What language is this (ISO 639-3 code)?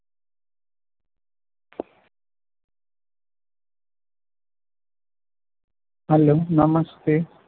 guj